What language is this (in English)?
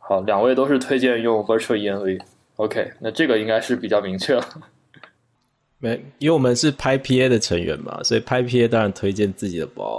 Chinese